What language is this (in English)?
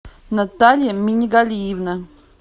Russian